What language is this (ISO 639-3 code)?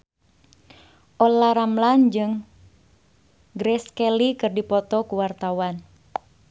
sun